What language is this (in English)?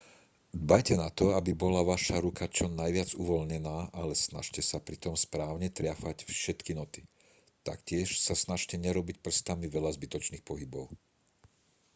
Slovak